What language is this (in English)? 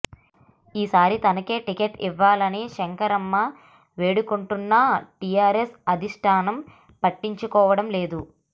Telugu